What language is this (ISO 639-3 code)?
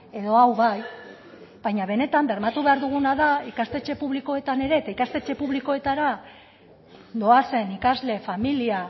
eus